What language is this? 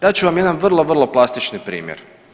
Croatian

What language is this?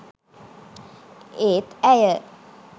Sinhala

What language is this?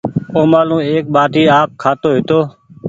Goaria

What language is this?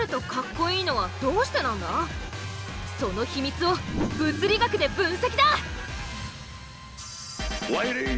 Japanese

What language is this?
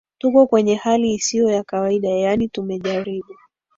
Swahili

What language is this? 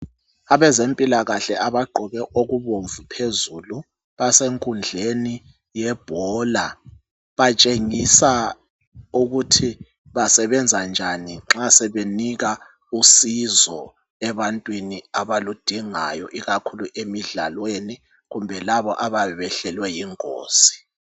North Ndebele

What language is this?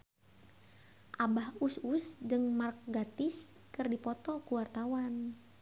Sundanese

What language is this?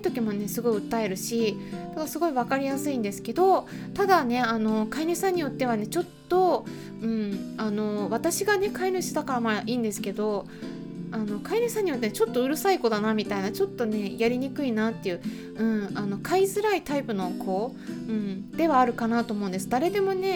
Japanese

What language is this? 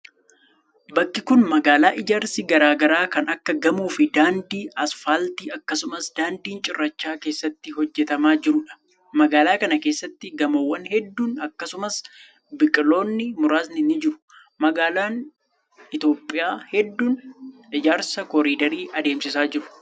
Oromo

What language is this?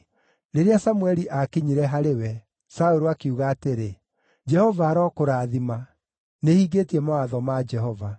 Kikuyu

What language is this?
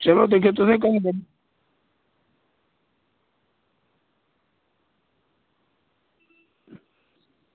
Dogri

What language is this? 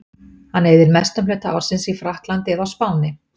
Icelandic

